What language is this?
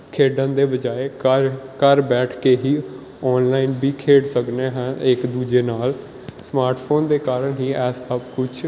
Punjabi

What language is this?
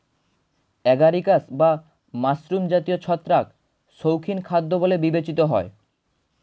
Bangla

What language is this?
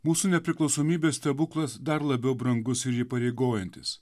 Lithuanian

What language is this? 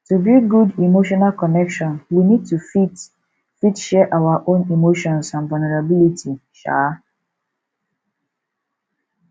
Nigerian Pidgin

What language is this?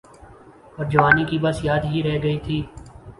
Urdu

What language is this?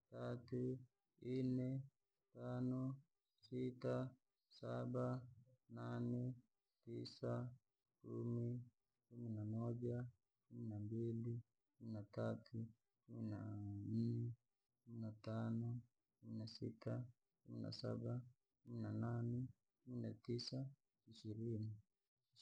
Langi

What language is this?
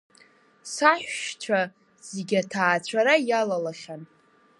Abkhazian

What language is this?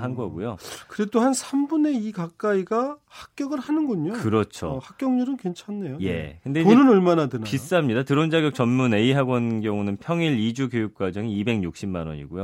Korean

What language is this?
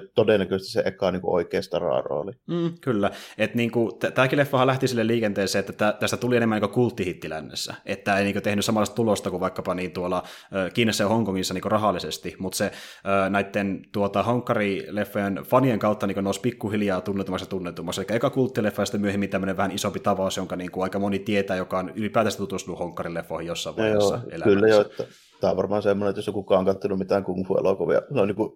Finnish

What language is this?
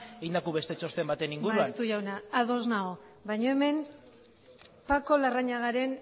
Basque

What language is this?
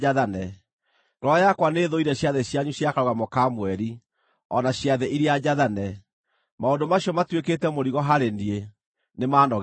Kikuyu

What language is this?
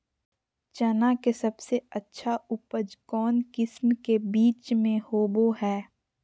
Magahi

